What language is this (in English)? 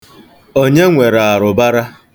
Igbo